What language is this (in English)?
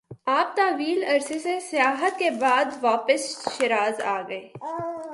Urdu